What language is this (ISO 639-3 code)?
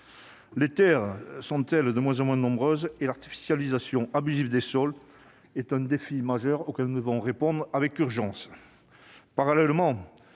fra